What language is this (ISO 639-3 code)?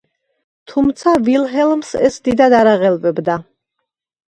kat